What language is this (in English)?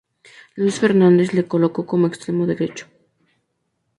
Spanish